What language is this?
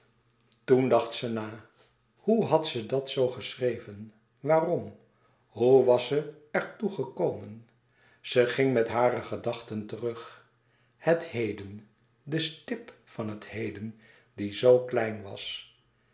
Dutch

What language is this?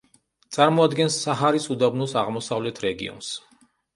Georgian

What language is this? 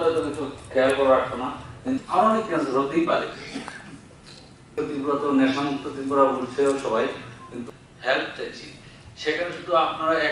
Romanian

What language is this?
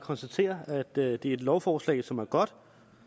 Danish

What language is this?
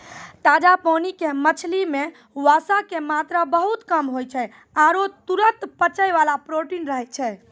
Maithili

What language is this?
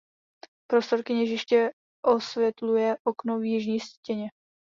Czech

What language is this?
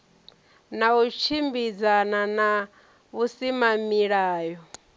Venda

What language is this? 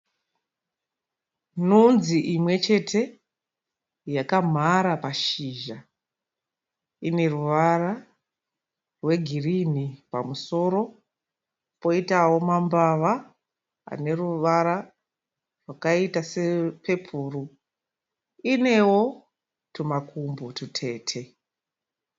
Shona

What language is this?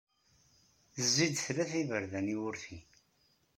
Kabyle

